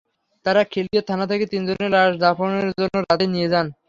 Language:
Bangla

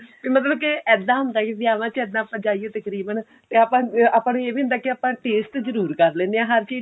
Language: Punjabi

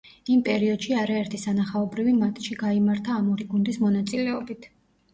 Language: Georgian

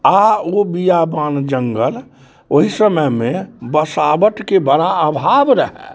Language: Maithili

